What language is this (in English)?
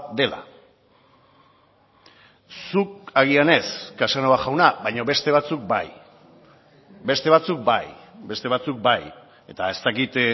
Basque